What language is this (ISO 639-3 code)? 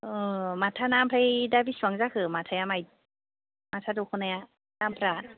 brx